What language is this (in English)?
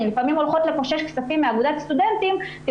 Hebrew